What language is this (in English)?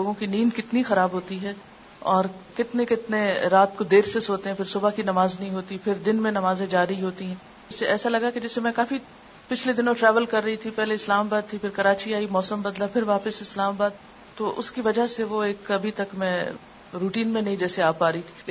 Urdu